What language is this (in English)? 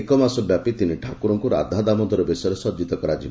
Odia